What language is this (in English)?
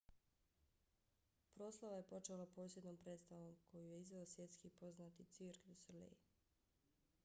Bosnian